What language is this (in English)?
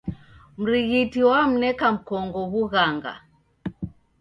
Taita